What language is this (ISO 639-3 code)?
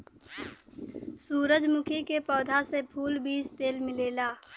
bho